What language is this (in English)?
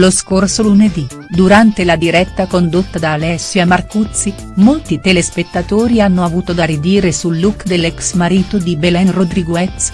Italian